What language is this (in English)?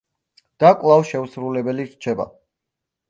Georgian